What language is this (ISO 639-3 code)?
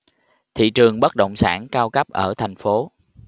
vie